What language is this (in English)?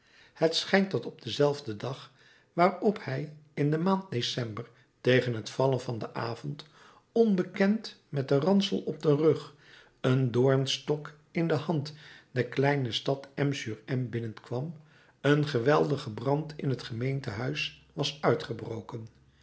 Dutch